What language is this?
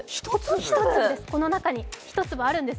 Japanese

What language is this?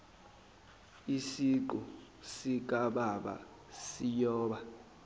Zulu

